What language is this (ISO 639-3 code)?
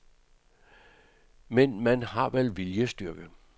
dan